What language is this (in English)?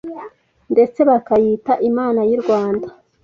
Kinyarwanda